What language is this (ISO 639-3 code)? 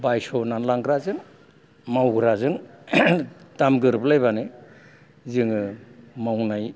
brx